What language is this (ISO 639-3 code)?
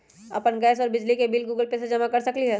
mag